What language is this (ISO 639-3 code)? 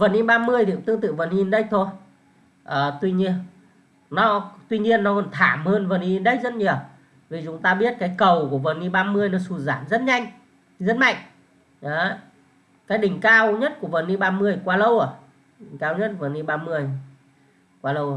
vie